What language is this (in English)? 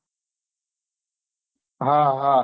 Gujarati